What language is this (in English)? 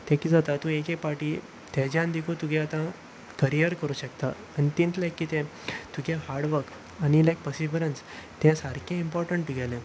Konkani